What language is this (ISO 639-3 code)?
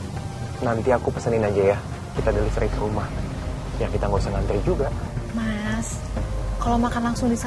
ind